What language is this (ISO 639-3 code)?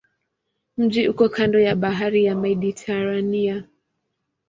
swa